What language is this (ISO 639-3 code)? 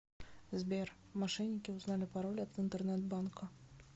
rus